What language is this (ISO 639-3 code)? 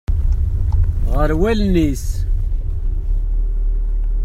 kab